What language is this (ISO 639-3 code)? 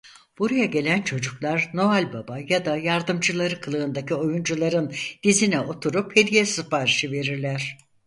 tur